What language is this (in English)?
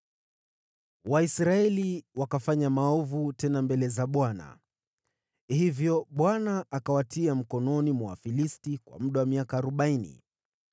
Swahili